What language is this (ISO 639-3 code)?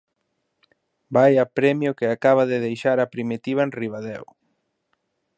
glg